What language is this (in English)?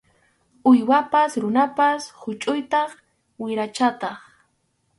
Arequipa-La Unión Quechua